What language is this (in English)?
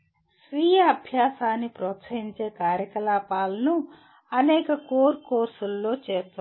Telugu